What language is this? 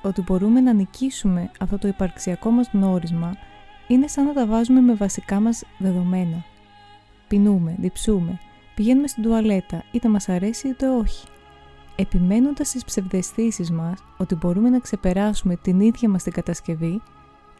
Greek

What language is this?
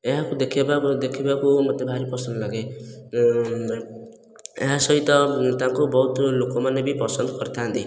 Odia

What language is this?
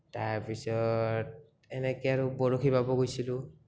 Assamese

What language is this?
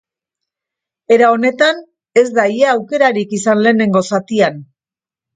Basque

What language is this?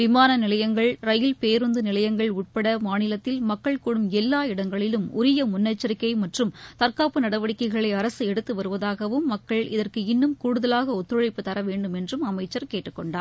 Tamil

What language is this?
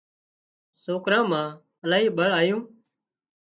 Wadiyara Koli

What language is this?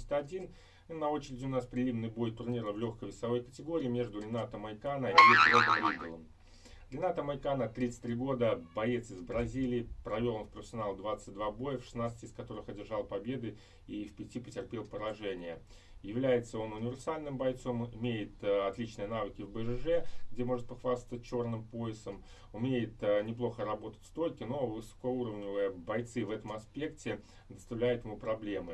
Russian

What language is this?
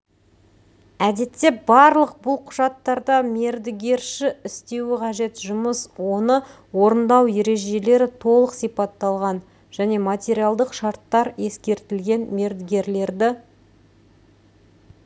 Kazakh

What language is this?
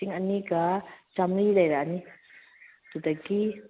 Manipuri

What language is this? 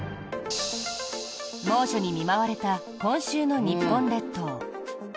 Japanese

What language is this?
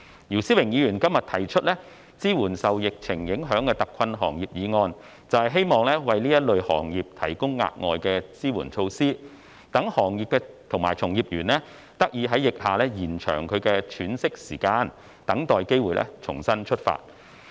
Cantonese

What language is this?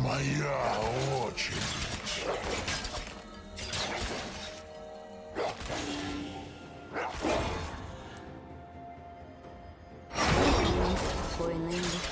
Russian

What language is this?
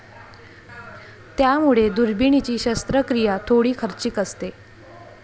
Marathi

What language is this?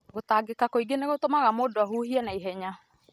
Kikuyu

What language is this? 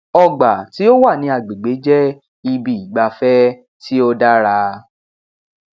Yoruba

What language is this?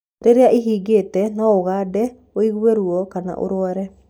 Kikuyu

